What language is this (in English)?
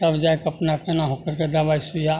Maithili